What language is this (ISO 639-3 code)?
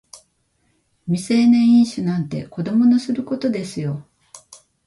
jpn